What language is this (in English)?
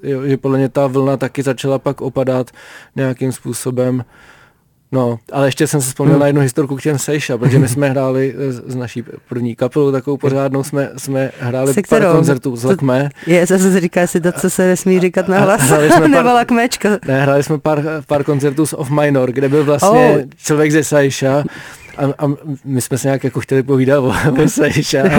Czech